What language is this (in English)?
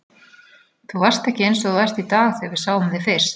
Icelandic